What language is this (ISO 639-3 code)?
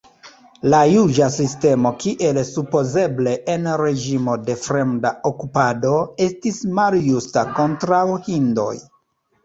epo